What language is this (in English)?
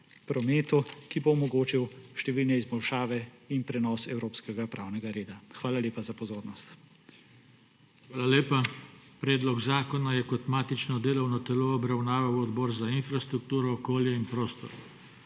Slovenian